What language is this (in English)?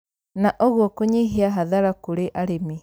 Kikuyu